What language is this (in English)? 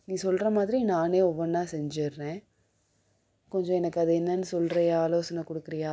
Tamil